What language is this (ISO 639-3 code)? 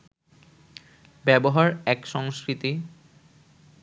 ben